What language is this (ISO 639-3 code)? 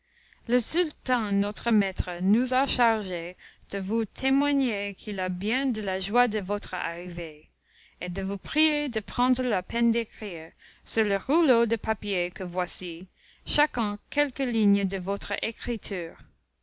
fra